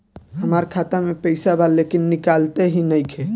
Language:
Bhojpuri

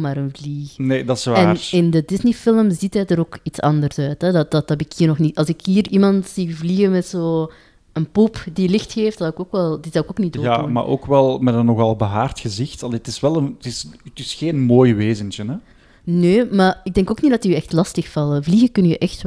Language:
Dutch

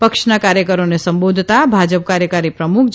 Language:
Gujarati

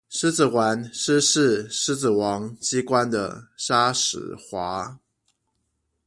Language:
Chinese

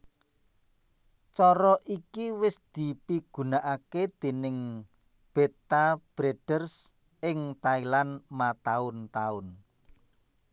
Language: Javanese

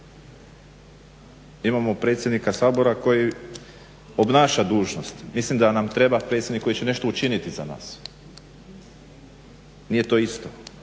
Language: Croatian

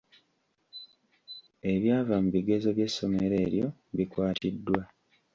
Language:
Ganda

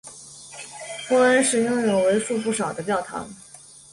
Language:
Chinese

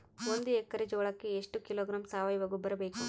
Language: Kannada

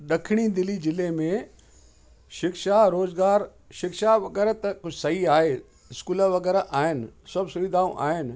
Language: Sindhi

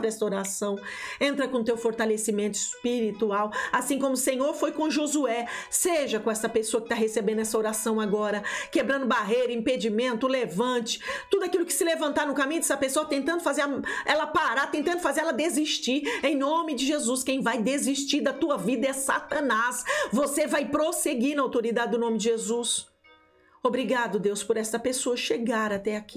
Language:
Portuguese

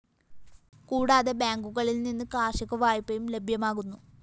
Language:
Malayalam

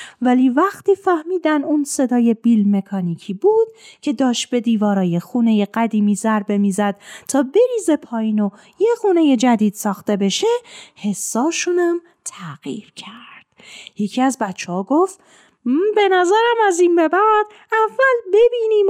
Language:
Persian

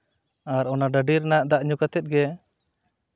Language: Santali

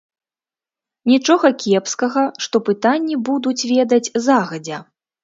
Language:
Belarusian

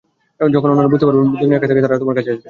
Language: Bangla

